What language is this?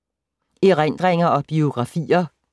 Danish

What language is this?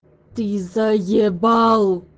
Russian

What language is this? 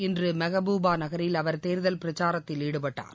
Tamil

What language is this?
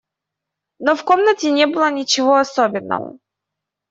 Russian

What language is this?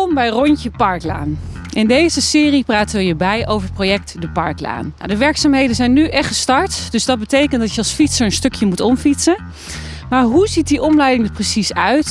Dutch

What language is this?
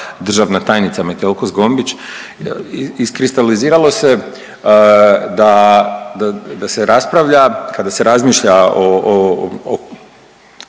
Croatian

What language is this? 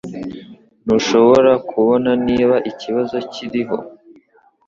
Kinyarwanda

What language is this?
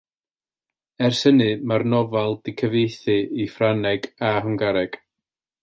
Welsh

